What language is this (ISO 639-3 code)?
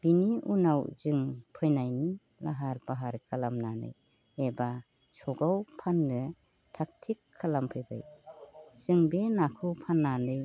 brx